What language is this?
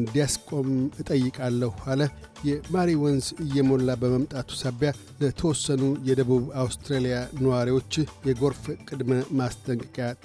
Amharic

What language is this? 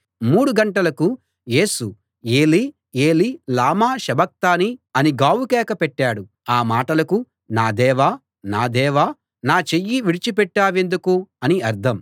Telugu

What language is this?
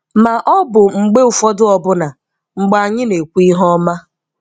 Igbo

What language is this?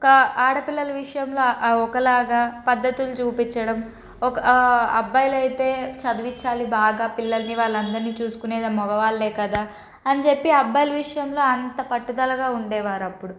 Telugu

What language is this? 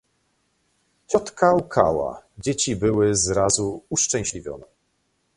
Polish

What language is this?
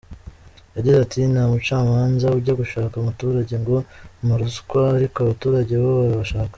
Kinyarwanda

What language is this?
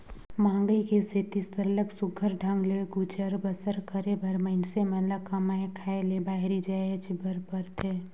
Chhattisgarhi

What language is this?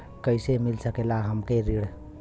Bhojpuri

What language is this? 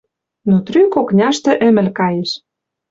Western Mari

